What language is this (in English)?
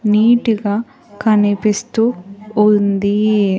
Telugu